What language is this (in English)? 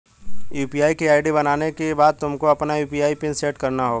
Hindi